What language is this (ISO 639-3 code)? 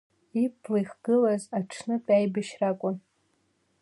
abk